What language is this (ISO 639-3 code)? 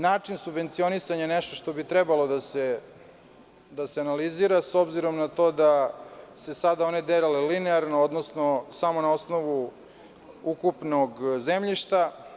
srp